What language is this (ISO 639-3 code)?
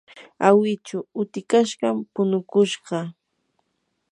qur